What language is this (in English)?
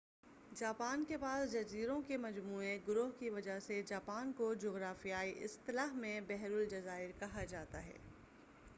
Urdu